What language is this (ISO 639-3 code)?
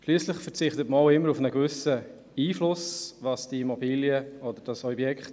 gsw